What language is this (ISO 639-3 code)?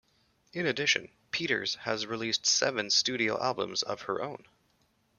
eng